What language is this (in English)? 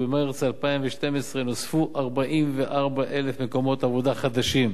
Hebrew